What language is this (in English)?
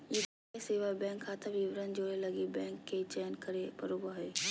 Magahi